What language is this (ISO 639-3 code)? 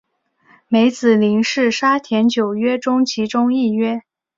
zho